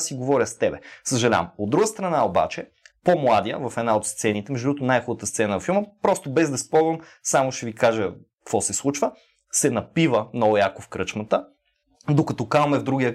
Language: Bulgarian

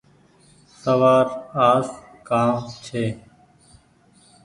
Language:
Goaria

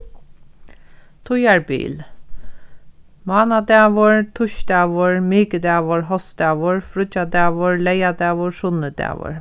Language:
Faroese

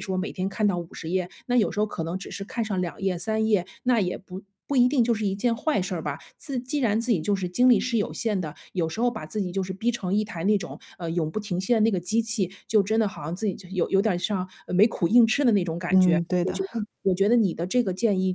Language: Chinese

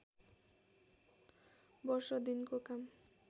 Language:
Nepali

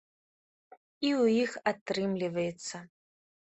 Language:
Belarusian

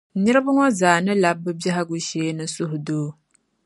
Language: Dagbani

